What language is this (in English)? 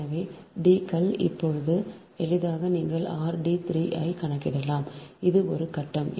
Tamil